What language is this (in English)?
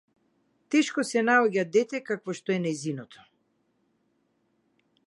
Macedonian